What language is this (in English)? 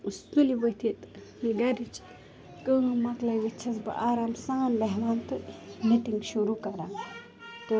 Kashmiri